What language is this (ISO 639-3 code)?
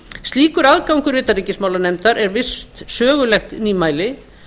isl